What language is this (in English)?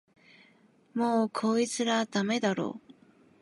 Japanese